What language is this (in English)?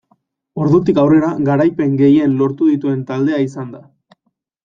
Basque